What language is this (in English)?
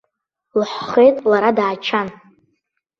Abkhazian